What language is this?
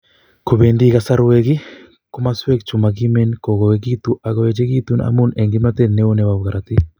Kalenjin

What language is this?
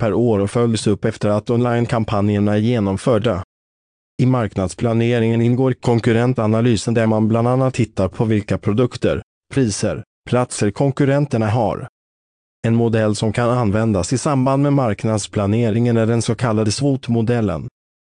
Swedish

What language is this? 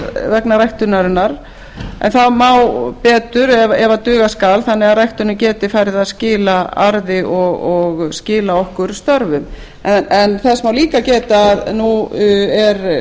Icelandic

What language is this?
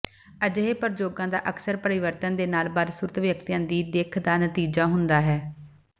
Punjabi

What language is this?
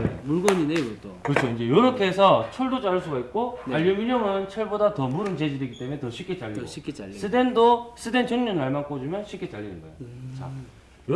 Korean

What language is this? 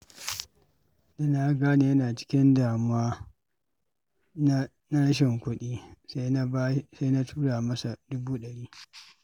Hausa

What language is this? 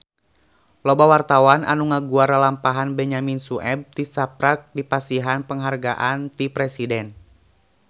Sundanese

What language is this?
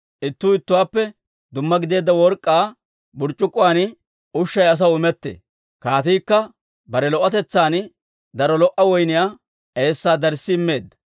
Dawro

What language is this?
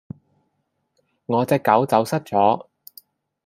Cantonese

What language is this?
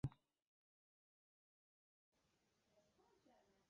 Kurdish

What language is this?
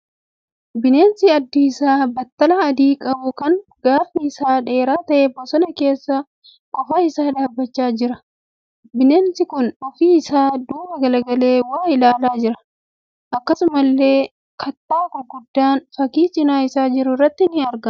Oromo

